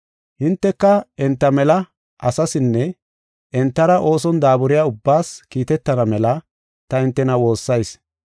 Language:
Gofa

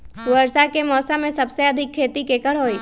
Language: Magahi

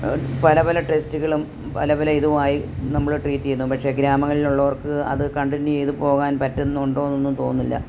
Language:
Malayalam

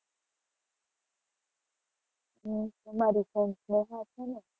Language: Gujarati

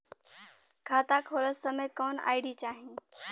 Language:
Bhojpuri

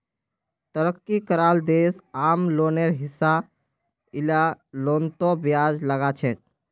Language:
Magahi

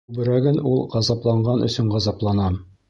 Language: Bashkir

